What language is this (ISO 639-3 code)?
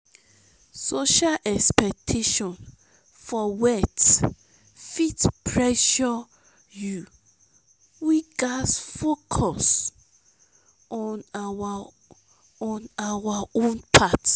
pcm